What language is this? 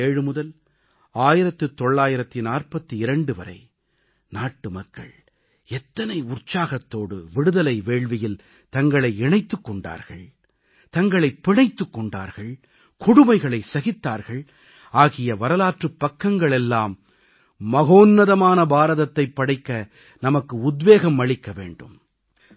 Tamil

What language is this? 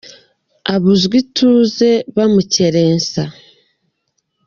Kinyarwanda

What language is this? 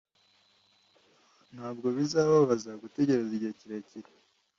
Kinyarwanda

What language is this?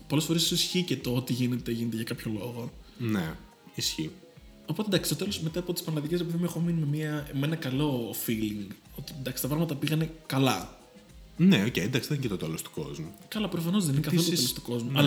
Greek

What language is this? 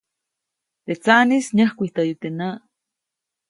Copainalá Zoque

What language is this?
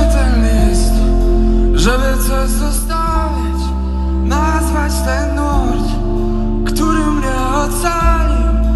Polish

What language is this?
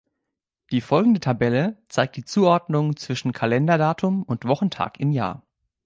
German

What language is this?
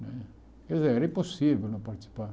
Portuguese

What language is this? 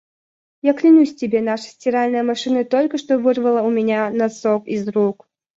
Russian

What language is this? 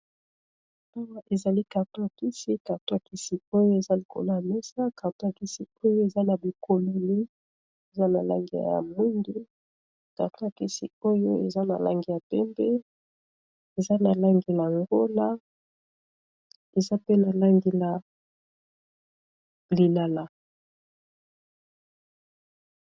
Lingala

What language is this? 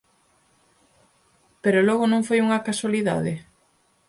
Galician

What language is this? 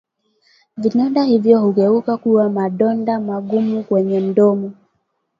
Swahili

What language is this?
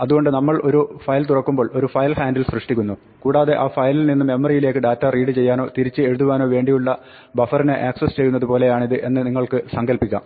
Malayalam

